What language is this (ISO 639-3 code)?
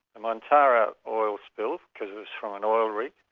eng